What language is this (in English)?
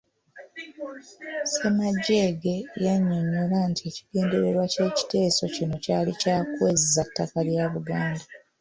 Ganda